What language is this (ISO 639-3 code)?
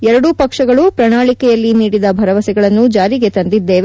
kan